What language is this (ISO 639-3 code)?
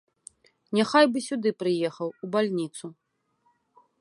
bel